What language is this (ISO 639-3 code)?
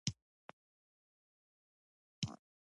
pus